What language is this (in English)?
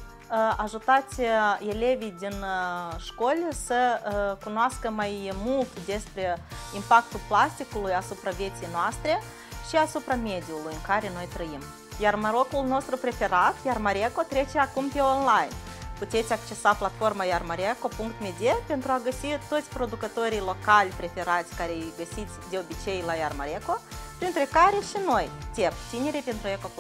Romanian